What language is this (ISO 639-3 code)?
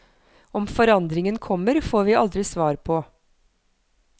nor